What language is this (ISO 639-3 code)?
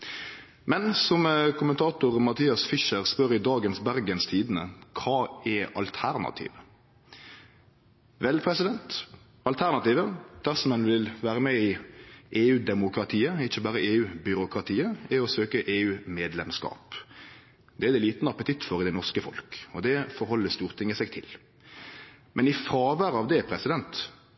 nno